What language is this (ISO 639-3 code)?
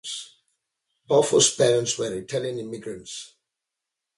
eng